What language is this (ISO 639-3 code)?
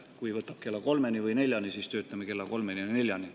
est